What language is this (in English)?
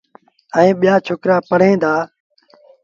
Sindhi Bhil